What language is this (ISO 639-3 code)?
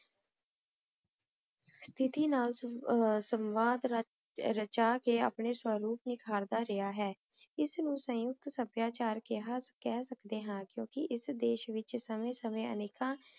pan